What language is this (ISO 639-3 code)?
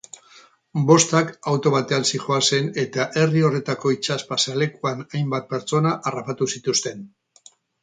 eus